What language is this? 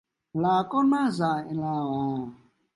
Vietnamese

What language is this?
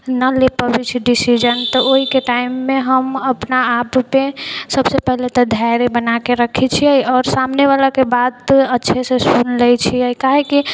Maithili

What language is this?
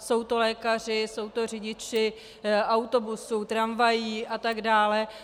Czech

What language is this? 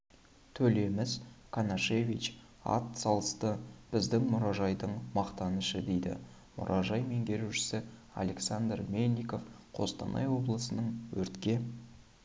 Kazakh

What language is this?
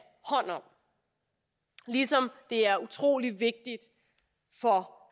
Danish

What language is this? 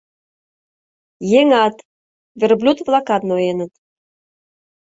Mari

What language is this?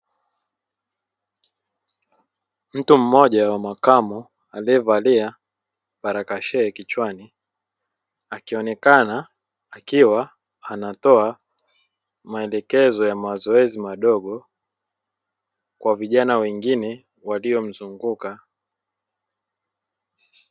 Swahili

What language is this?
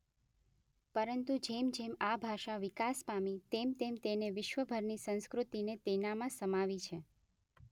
Gujarati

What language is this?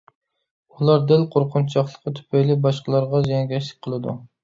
Uyghur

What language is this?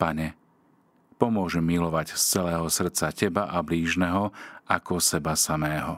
Slovak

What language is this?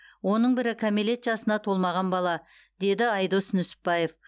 Kazakh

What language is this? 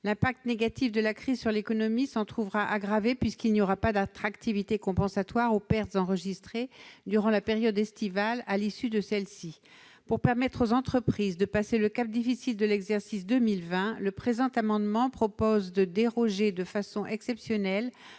French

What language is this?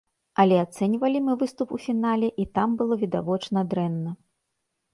Belarusian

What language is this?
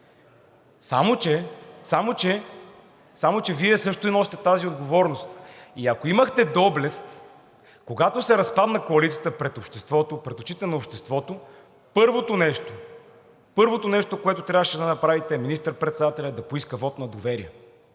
Bulgarian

